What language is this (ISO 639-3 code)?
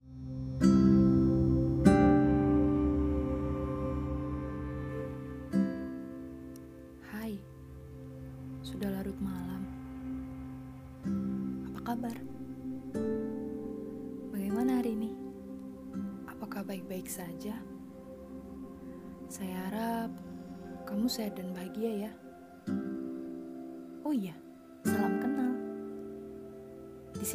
ind